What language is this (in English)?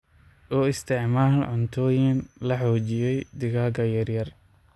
Somali